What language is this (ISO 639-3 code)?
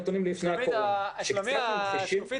heb